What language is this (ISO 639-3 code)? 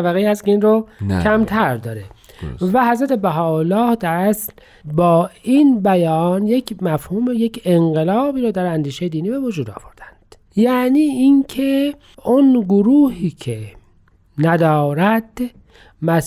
fas